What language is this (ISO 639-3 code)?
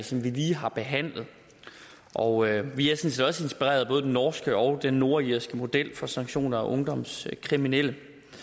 dan